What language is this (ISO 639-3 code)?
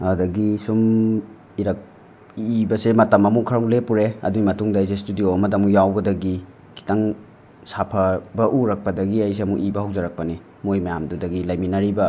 mni